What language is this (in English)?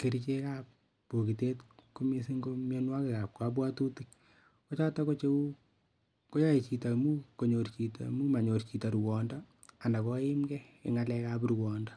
Kalenjin